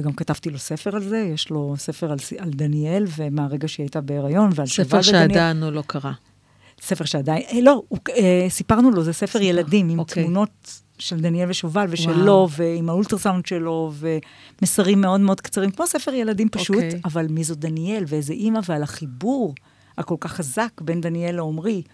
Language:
Hebrew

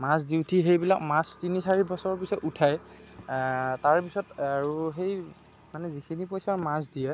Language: Assamese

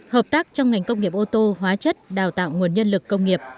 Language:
Vietnamese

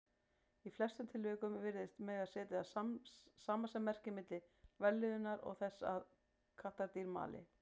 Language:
Icelandic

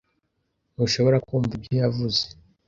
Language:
Kinyarwanda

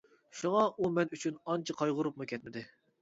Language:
Uyghur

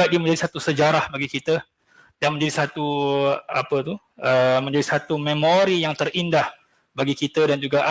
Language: Malay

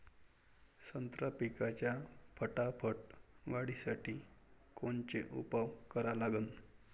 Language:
Marathi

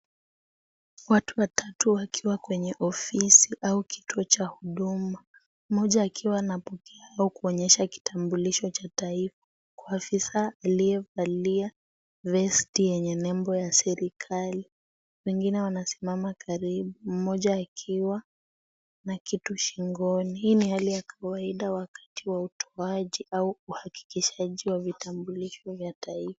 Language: Swahili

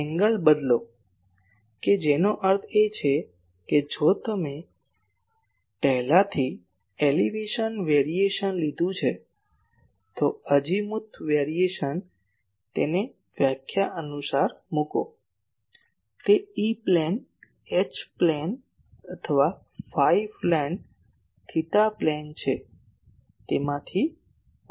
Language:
Gujarati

